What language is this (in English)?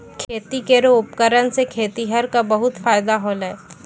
Maithili